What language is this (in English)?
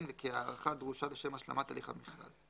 Hebrew